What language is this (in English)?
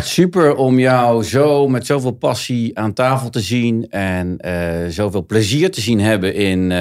Dutch